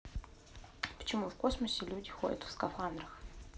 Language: Russian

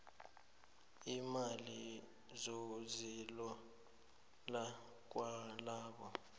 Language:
South Ndebele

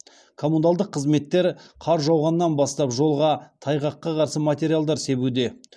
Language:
Kazakh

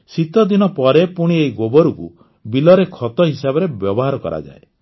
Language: Odia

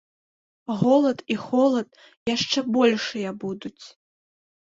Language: Belarusian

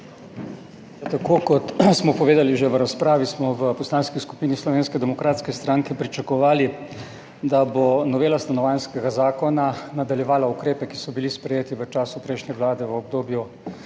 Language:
Slovenian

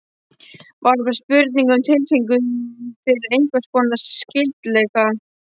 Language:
Icelandic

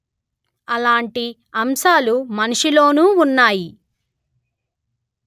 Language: Telugu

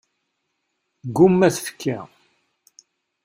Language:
Kabyle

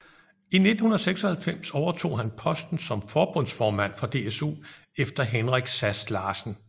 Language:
Danish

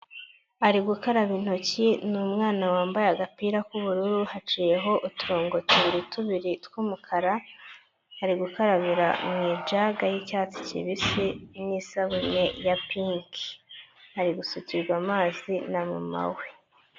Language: Kinyarwanda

